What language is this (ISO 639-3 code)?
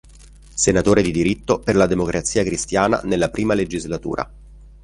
ita